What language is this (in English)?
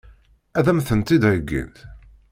Kabyle